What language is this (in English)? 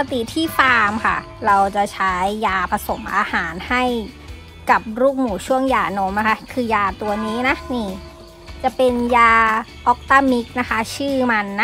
Thai